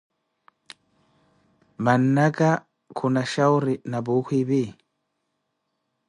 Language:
Koti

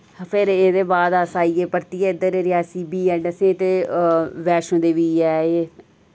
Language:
Dogri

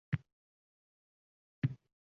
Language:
Uzbek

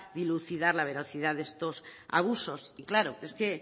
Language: Spanish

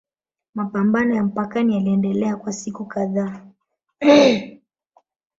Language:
Swahili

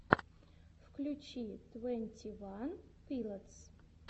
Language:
Russian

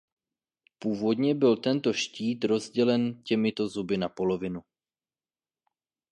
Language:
Czech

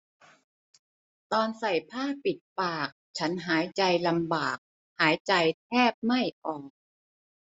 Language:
Thai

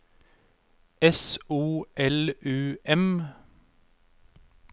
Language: Norwegian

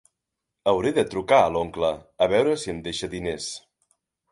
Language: Catalan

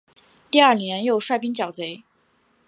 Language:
Chinese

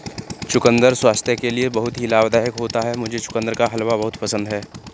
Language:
Hindi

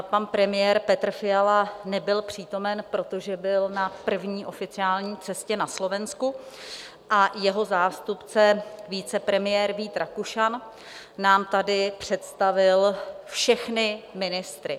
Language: Czech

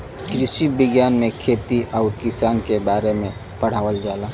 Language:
Bhojpuri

